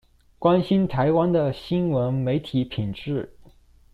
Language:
Chinese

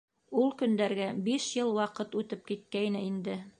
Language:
Bashkir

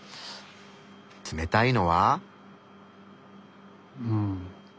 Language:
Japanese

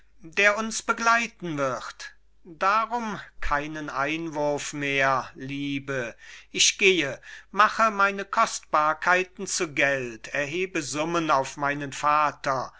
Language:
German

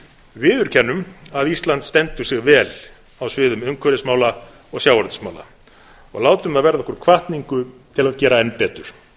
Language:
Icelandic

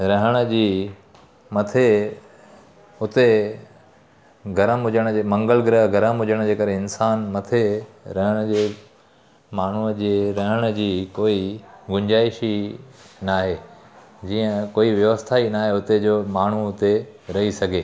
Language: Sindhi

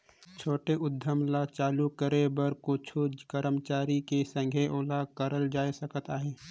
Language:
Chhattisgarhi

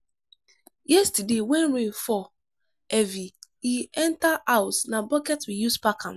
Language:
Nigerian Pidgin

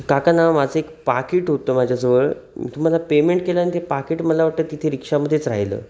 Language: Marathi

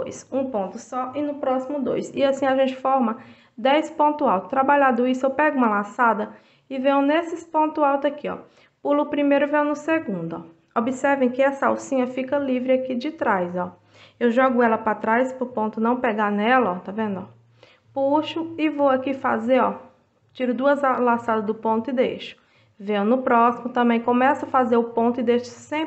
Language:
Portuguese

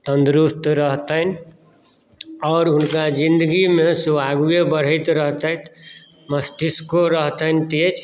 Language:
Maithili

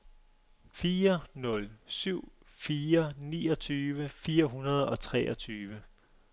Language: Danish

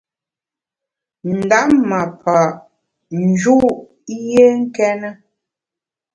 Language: Bamun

